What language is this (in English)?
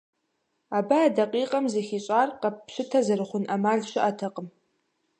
Kabardian